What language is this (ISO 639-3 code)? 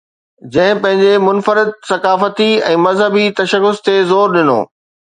snd